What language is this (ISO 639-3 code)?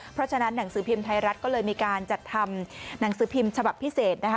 tha